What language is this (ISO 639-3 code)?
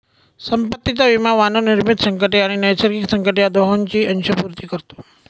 mar